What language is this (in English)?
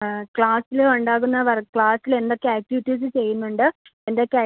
Malayalam